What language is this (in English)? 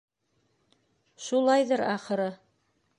Bashkir